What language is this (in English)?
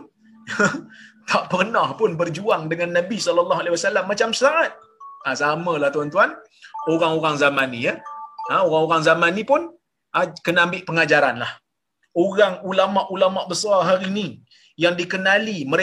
Malay